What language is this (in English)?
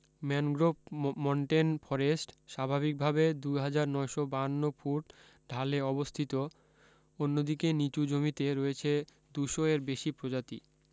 Bangla